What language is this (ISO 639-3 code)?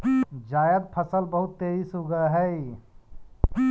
mag